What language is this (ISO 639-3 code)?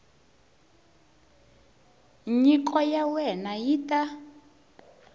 tso